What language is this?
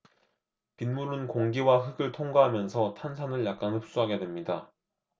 Korean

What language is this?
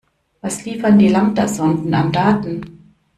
German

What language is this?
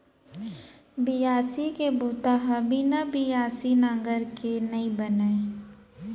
Chhattisgarhi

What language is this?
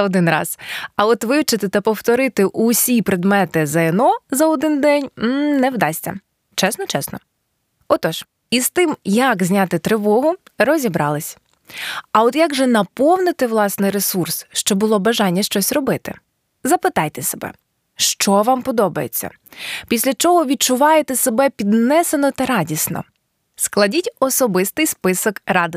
Ukrainian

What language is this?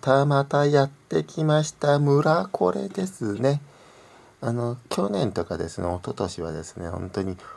Japanese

